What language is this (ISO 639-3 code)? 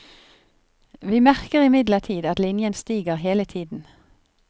nor